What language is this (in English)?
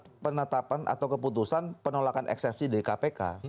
Indonesian